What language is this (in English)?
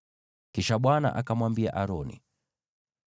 Swahili